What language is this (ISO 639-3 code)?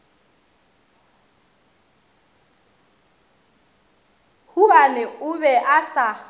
nso